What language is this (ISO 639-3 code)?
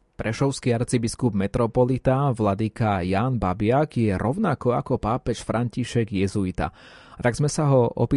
slk